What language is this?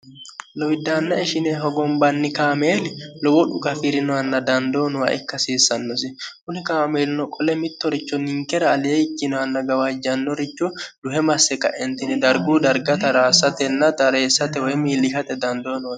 Sidamo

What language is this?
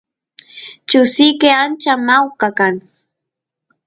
Santiago del Estero Quichua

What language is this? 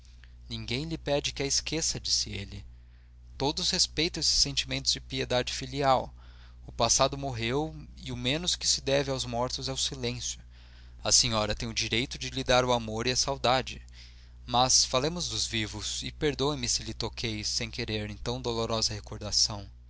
Portuguese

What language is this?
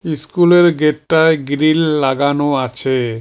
Bangla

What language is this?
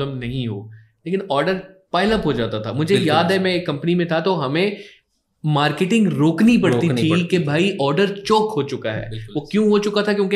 Hindi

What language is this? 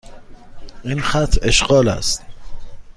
Persian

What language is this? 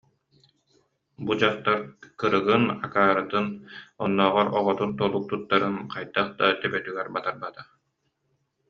Yakut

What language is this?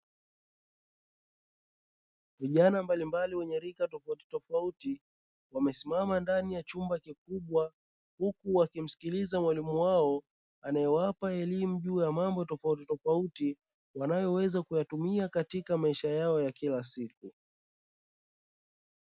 Swahili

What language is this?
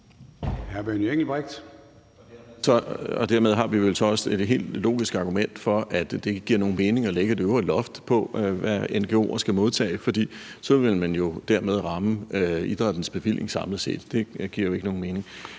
Danish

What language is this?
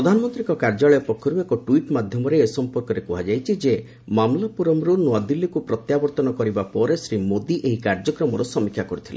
Odia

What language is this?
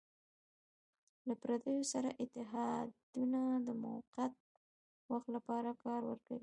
Pashto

